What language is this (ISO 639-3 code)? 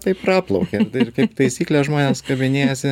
lit